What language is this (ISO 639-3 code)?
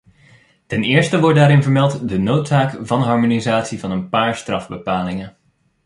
nld